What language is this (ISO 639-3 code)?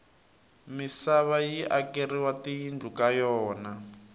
tso